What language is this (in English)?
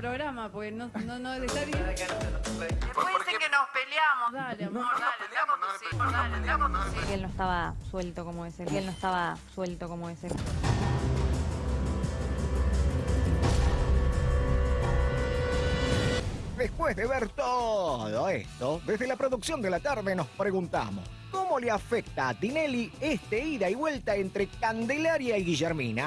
Spanish